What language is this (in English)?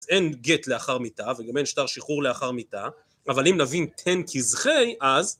Hebrew